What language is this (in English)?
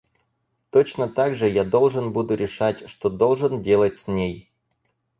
Russian